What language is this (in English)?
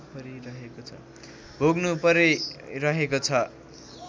Nepali